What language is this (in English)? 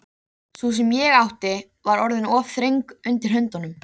Icelandic